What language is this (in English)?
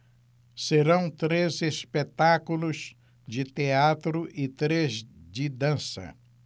Portuguese